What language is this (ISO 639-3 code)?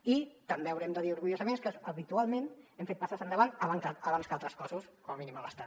cat